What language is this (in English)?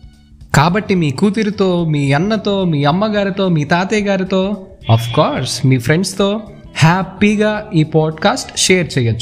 Telugu